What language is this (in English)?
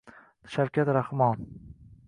Uzbek